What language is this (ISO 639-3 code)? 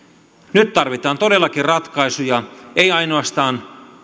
fin